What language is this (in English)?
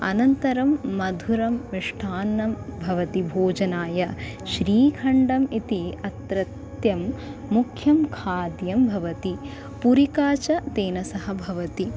Sanskrit